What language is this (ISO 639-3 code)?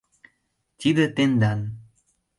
chm